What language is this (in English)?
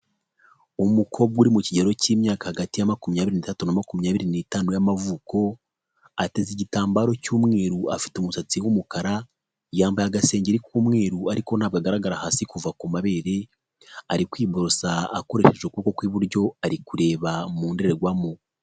Kinyarwanda